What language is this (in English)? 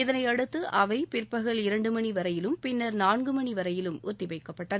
Tamil